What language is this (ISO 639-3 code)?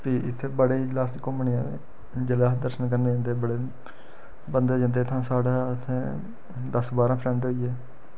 doi